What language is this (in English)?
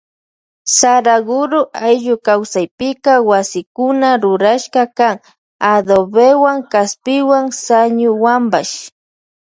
Loja Highland Quichua